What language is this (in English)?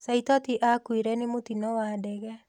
Kikuyu